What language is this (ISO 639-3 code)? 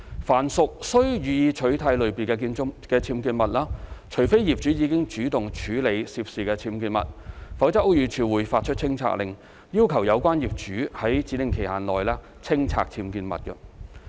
yue